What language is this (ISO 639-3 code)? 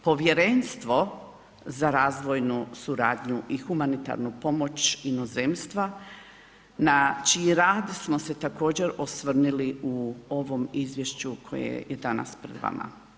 hrv